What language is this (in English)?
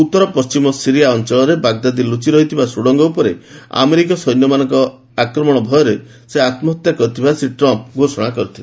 Odia